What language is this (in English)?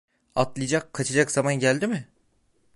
Turkish